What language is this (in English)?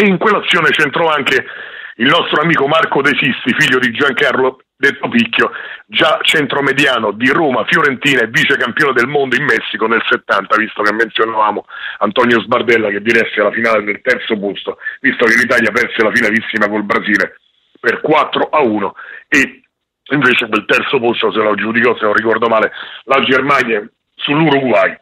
Italian